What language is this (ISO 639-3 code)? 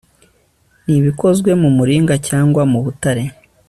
kin